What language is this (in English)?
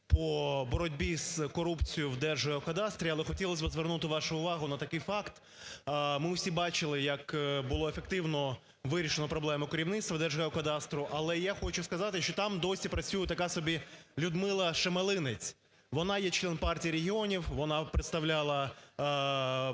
Ukrainian